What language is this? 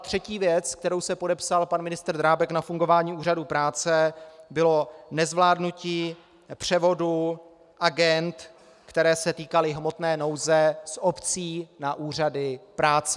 Czech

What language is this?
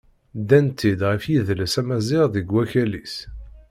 Kabyle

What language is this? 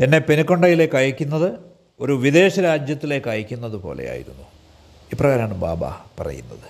Malayalam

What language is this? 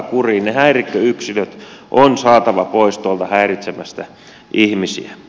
Finnish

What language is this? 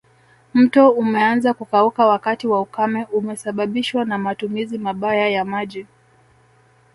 Swahili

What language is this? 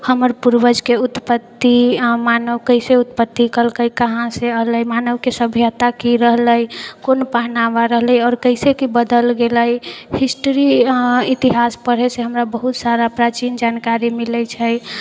Maithili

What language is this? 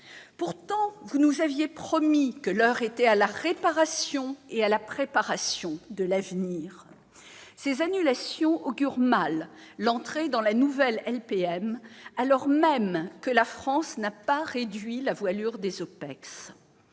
French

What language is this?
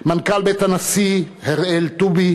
Hebrew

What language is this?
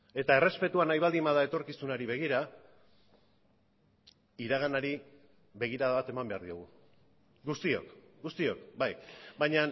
Basque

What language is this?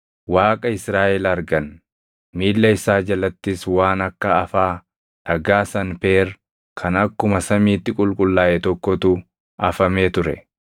Oromo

